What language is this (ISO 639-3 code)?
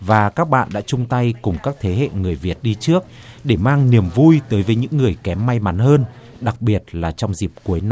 vie